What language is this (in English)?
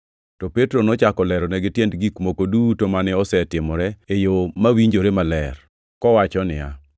Luo (Kenya and Tanzania)